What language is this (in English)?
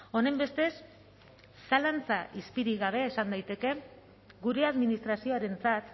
Basque